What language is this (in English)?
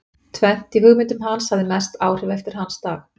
Icelandic